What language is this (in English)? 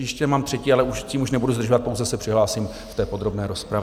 Czech